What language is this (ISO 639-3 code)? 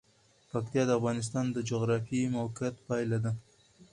pus